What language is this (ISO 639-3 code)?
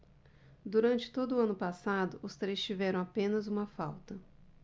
por